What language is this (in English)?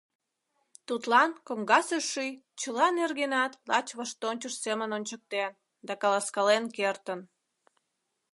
Mari